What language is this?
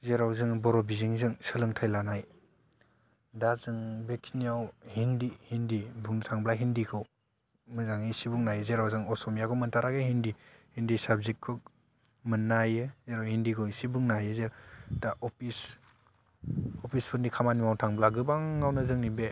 Bodo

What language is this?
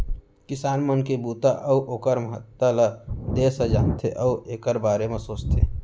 Chhattisgarhi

